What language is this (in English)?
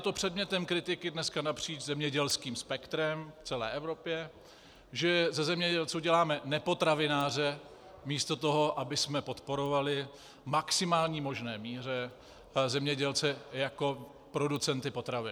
Czech